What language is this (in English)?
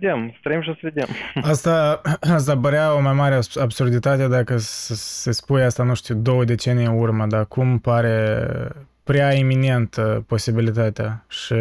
Romanian